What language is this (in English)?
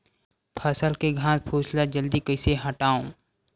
Chhattisgarhi